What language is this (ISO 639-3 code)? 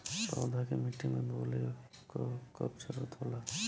bho